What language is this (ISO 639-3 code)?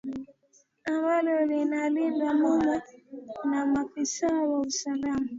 swa